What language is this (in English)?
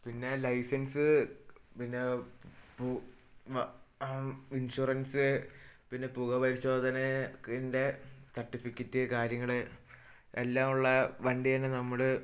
Malayalam